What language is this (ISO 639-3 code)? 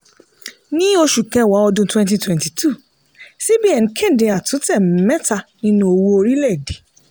yor